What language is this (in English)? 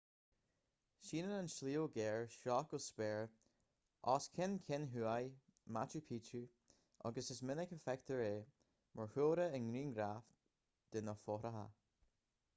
Irish